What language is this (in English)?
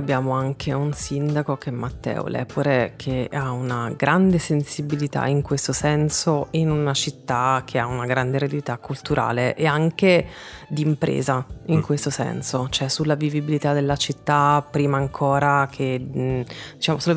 Italian